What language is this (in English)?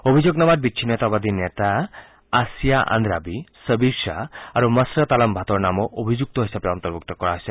Assamese